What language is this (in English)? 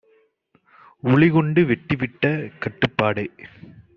Tamil